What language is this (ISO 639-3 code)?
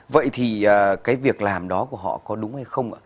vie